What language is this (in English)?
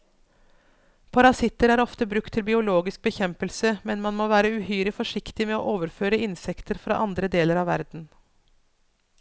Norwegian